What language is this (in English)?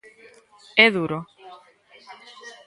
Galician